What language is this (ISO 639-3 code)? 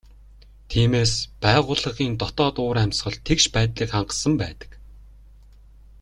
mon